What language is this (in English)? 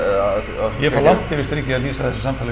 Icelandic